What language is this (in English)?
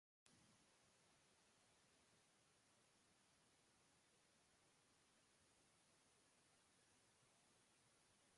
Basque